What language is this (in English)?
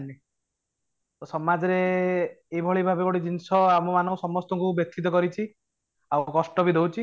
Odia